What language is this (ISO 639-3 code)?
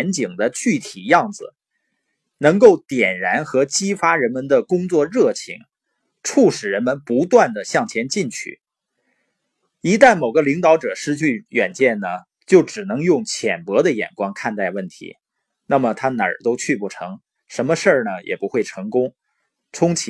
zho